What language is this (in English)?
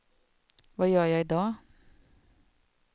Swedish